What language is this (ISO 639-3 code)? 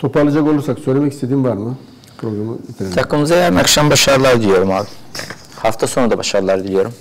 tur